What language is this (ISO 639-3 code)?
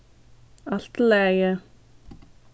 fao